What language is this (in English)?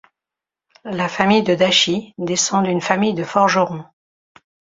French